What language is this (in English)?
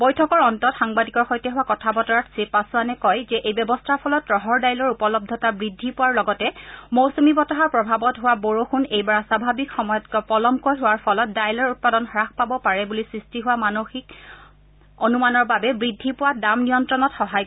Assamese